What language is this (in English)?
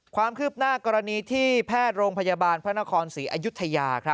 Thai